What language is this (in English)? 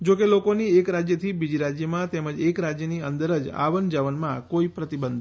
Gujarati